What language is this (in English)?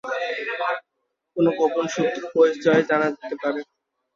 Bangla